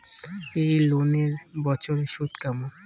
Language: Bangla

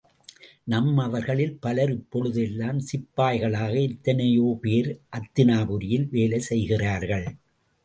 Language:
Tamil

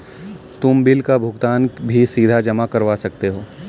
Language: Hindi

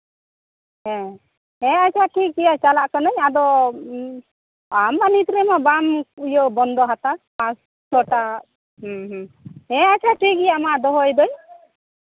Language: Santali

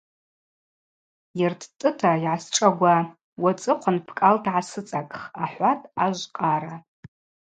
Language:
Abaza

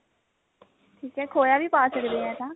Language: Punjabi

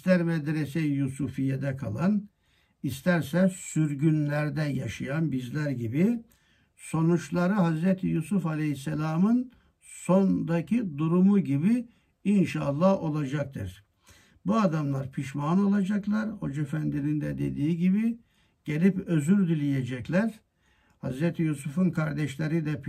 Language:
Turkish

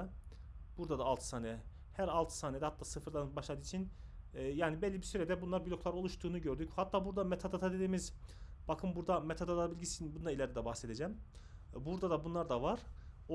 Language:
Turkish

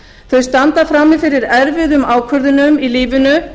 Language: Icelandic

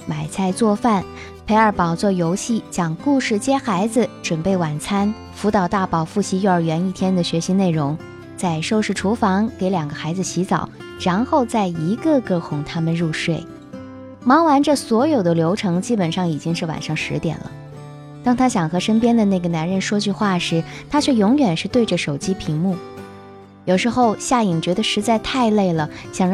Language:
Chinese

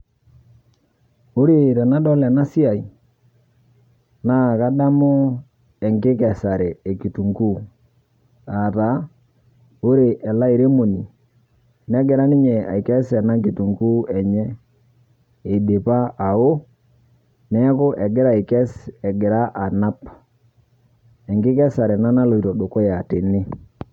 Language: Masai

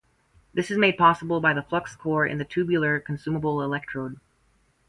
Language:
English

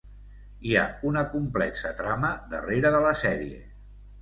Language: Catalan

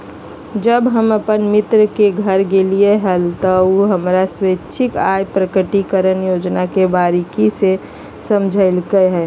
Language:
Magahi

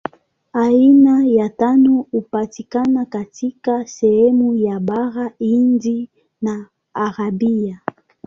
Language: Swahili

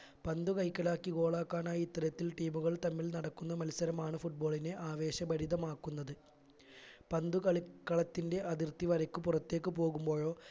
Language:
Malayalam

